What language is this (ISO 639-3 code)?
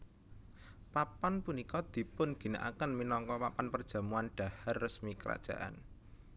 jav